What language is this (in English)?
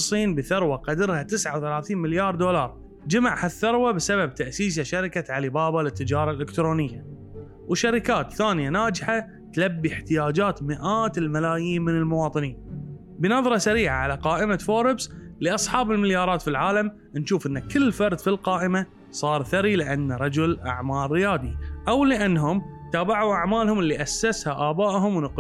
Arabic